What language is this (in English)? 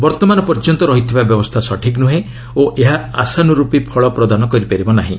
Odia